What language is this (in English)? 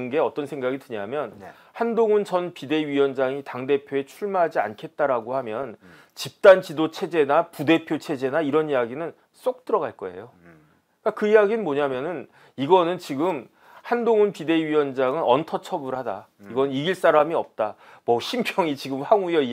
Korean